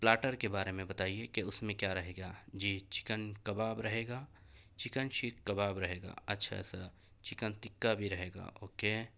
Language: Urdu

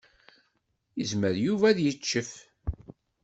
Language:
Kabyle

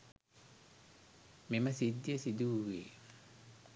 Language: Sinhala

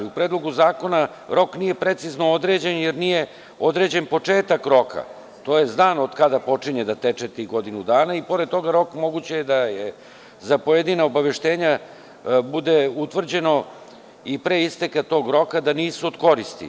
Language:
Serbian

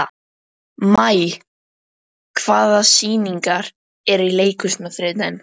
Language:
Icelandic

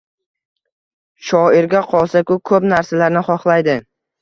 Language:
Uzbek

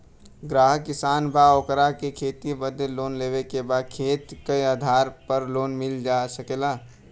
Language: Bhojpuri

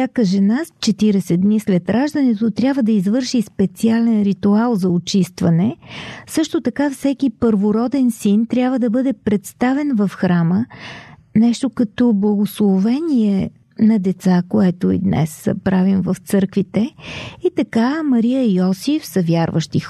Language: Bulgarian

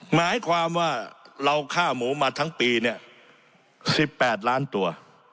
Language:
Thai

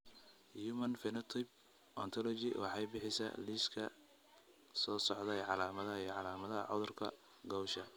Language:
Somali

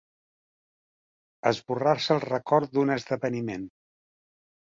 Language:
Catalan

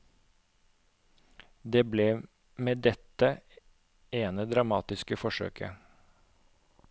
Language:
Norwegian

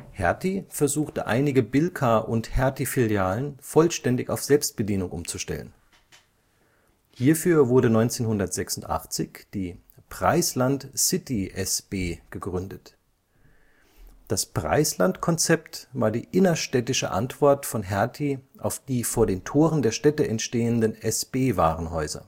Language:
German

